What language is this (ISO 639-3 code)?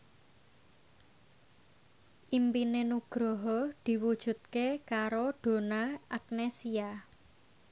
jav